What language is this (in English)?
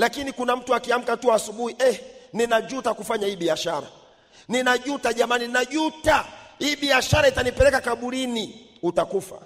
Swahili